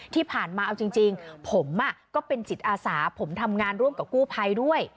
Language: Thai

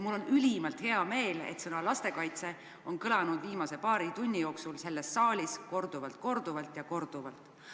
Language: Estonian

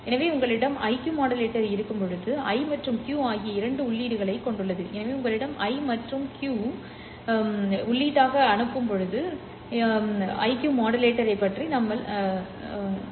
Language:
Tamil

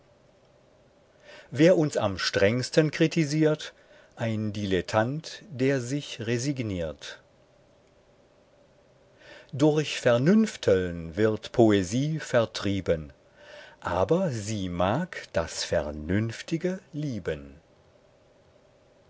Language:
German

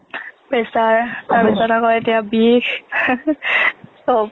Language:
Assamese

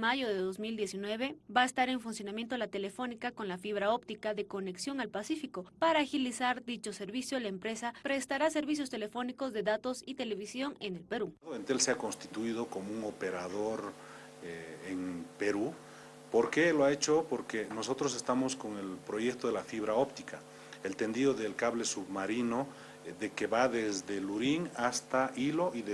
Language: Spanish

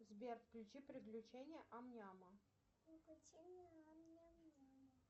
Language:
Russian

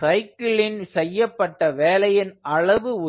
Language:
Tamil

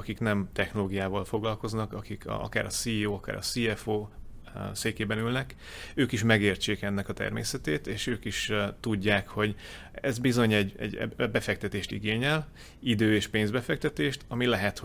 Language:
Hungarian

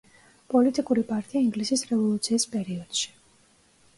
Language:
Georgian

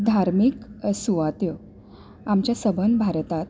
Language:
Konkani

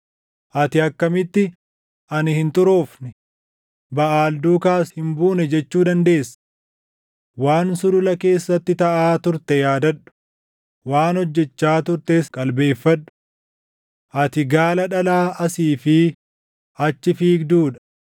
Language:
Oromo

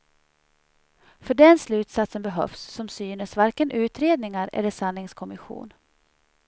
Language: Swedish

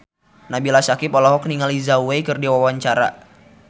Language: Sundanese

